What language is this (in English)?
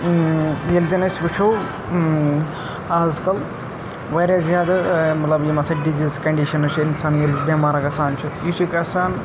Kashmiri